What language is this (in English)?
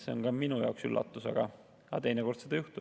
Estonian